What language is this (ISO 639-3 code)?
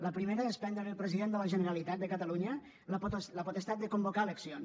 cat